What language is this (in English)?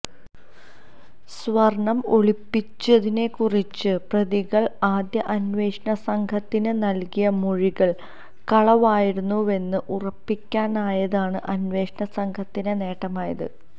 Malayalam